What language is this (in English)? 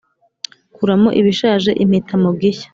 Kinyarwanda